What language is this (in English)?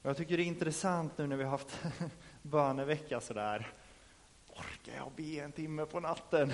Swedish